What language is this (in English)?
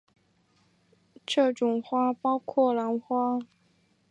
Chinese